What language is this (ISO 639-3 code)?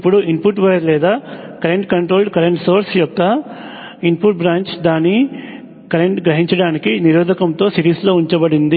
tel